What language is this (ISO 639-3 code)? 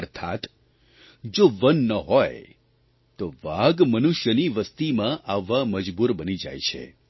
guj